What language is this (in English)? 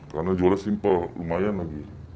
Indonesian